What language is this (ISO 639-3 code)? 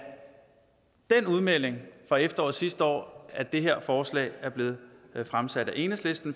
dan